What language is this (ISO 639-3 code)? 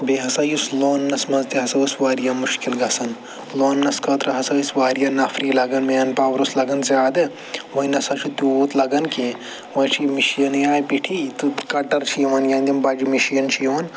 kas